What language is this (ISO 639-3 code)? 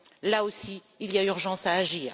fra